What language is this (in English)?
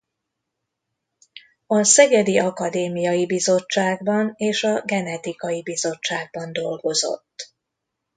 Hungarian